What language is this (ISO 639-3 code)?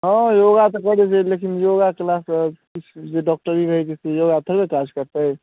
mai